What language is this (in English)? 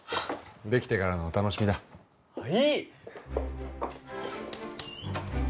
Japanese